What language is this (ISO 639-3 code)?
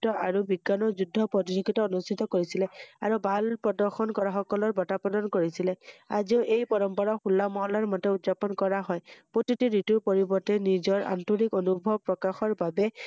asm